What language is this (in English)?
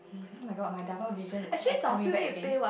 English